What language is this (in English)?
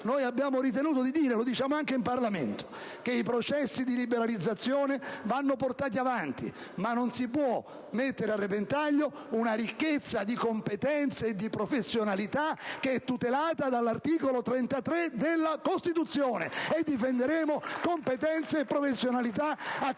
Italian